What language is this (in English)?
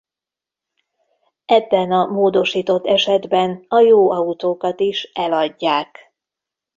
Hungarian